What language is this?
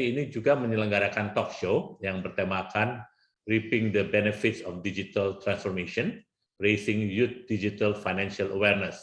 Indonesian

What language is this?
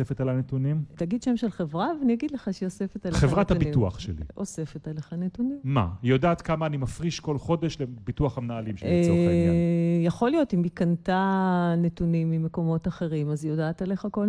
Hebrew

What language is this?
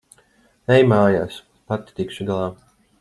Latvian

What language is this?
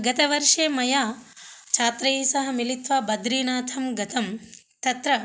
Sanskrit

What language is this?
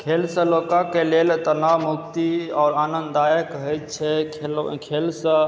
Maithili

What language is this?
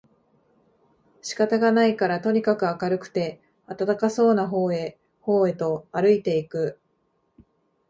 Japanese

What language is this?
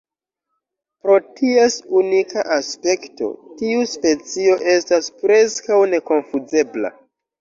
Esperanto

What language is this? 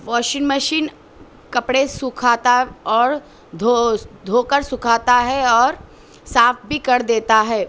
Urdu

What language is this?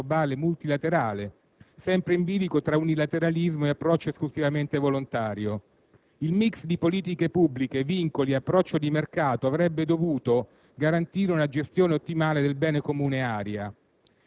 Italian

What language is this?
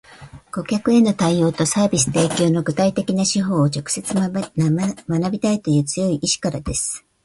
Japanese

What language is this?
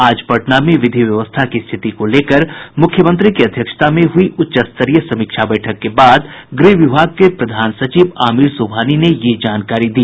Hindi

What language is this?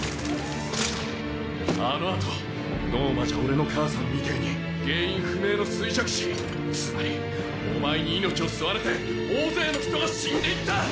Japanese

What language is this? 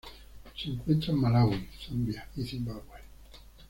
Spanish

